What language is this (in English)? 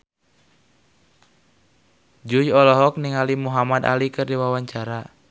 Sundanese